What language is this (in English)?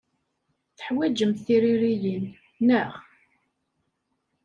Kabyle